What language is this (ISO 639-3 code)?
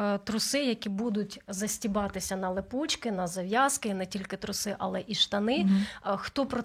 ukr